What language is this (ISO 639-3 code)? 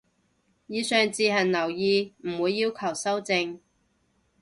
yue